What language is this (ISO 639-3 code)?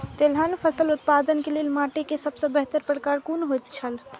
mai